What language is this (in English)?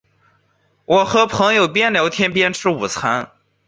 Chinese